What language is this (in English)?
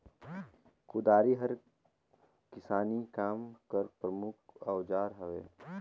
Chhattisgarhi